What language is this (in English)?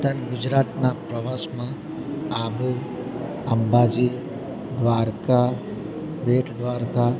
Gujarati